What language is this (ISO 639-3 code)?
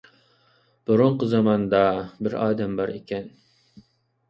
uig